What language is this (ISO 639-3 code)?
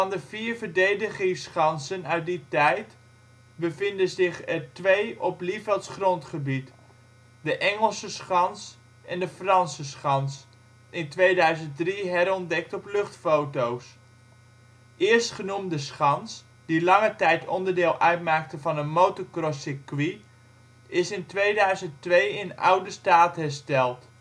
nld